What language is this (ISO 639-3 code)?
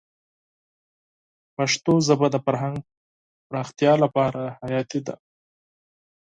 pus